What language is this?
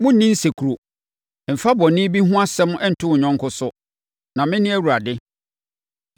Akan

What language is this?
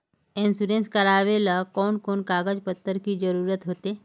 Magahi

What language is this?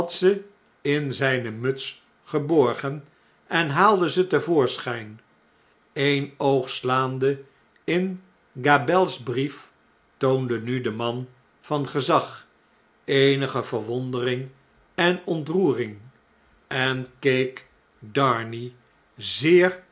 Dutch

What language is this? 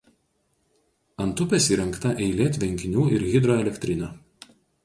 Lithuanian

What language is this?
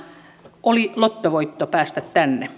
Finnish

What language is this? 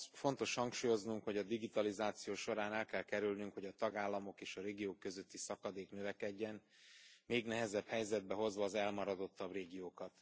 Hungarian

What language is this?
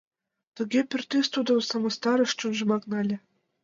Mari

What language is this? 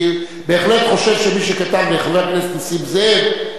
Hebrew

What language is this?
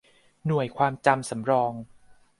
Thai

